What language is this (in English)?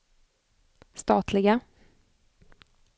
Swedish